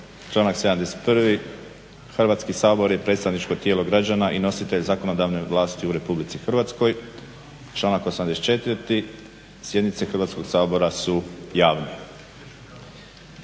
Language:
Croatian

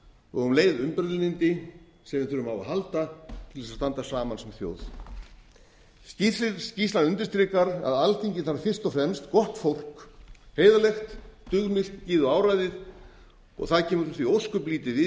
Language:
Icelandic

